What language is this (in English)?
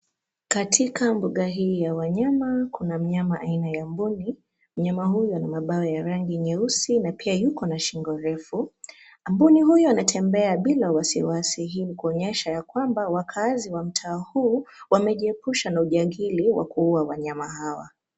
Swahili